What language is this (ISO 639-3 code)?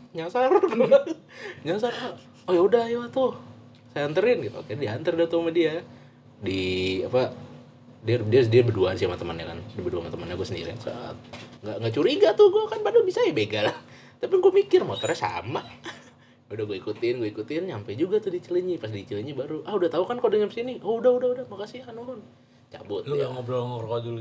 ind